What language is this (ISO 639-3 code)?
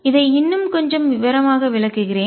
tam